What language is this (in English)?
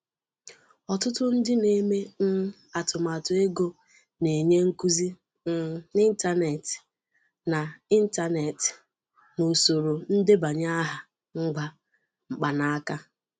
Igbo